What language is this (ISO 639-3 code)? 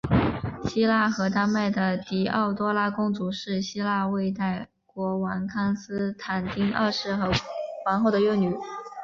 zho